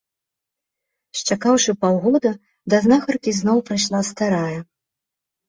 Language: Belarusian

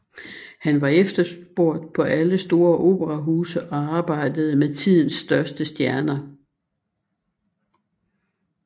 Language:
Danish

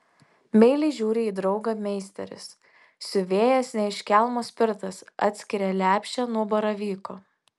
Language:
Lithuanian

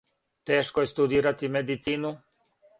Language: Serbian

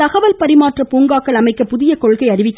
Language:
Tamil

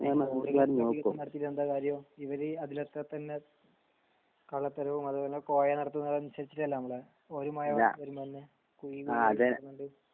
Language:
Malayalam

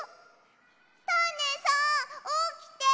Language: Japanese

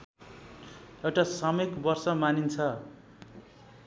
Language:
Nepali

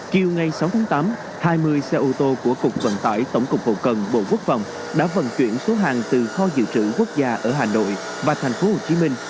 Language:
Vietnamese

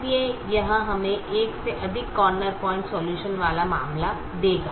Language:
Hindi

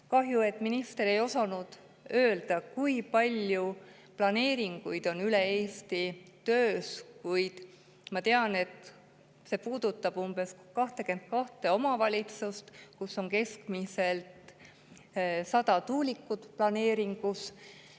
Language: Estonian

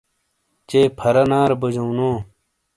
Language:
Shina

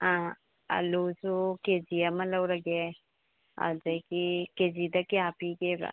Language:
Manipuri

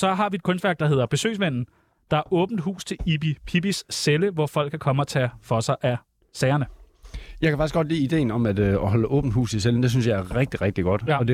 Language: Danish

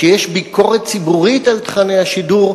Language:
Hebrew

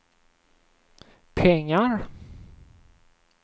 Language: Swedish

